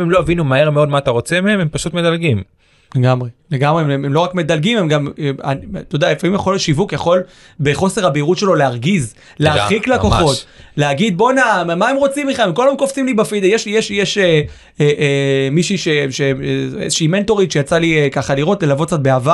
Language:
Hebrew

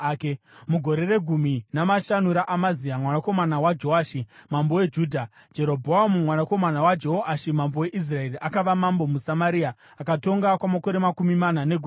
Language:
Shona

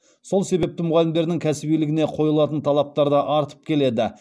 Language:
Kazakh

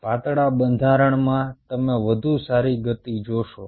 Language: Gujarati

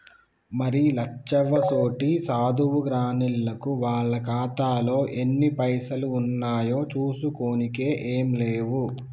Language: Telugu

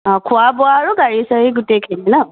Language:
Assamese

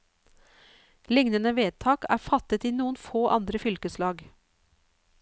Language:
Norwegian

